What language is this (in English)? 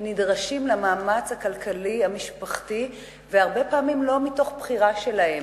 Hebrew